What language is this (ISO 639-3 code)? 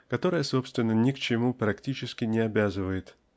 rus